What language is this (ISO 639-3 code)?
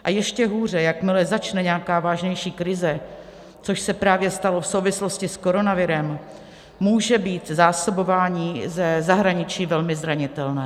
ces